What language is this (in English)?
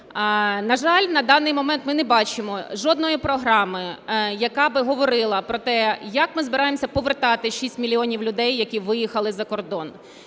Ukrainian